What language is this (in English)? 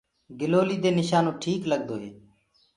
Gurgula